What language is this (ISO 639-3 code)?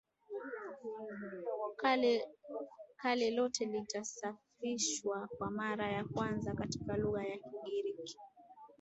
swa